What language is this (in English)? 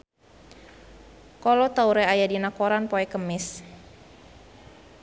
Sundanese